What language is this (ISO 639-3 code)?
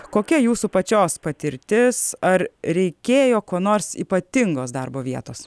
lit